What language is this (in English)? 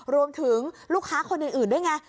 Thai